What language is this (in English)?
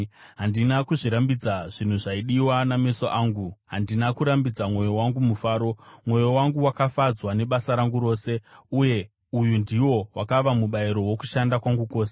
Shona